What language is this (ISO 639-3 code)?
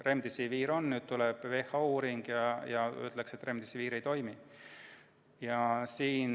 est